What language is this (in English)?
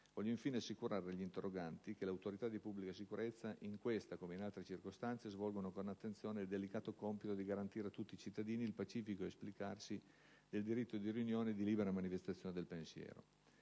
Italian